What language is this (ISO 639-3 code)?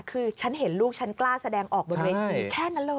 tha